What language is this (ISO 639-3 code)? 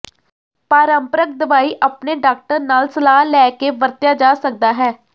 pan